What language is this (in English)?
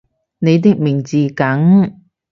Cantonese